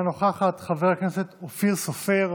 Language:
Hebrew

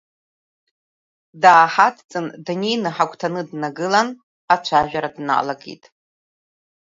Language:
Abkhazian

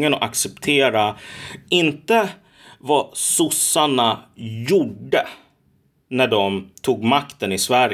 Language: Swedish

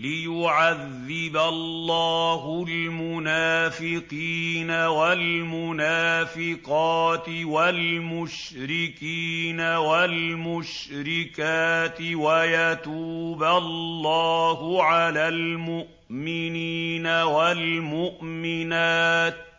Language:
Arabic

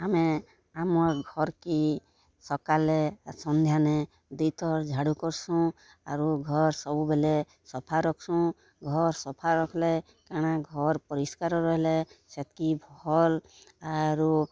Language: Odia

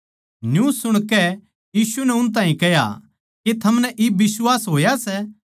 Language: Haryanvi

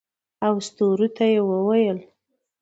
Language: Pashto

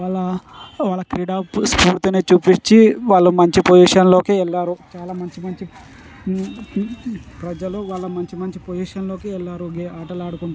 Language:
Telugu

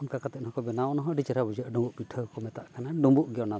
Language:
Santali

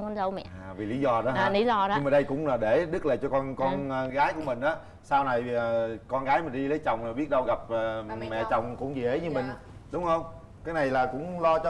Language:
Vietnamese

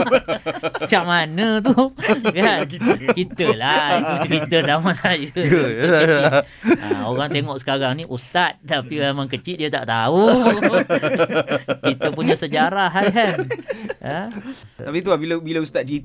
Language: Malay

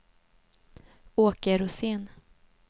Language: Swedish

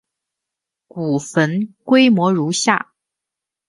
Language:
Chinese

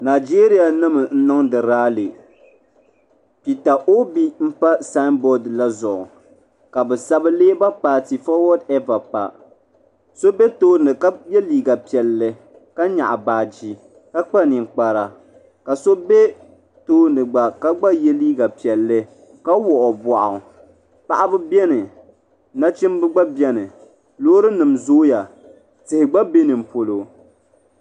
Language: Dagbani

